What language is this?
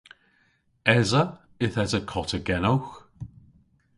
Cornish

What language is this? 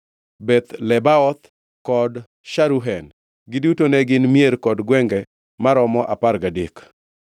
Luo (Kenya and Tanzania)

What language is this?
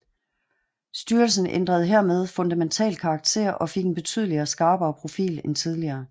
Danish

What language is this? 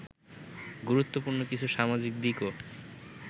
Bangla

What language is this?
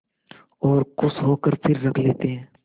Hindi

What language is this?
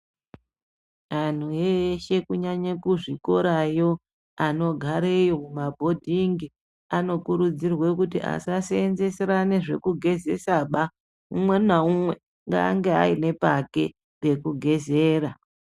Ndau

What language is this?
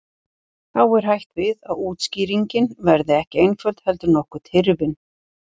Icelandic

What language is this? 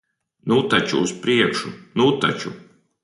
Latvian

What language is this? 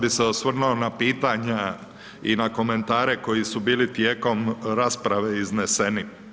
Croatian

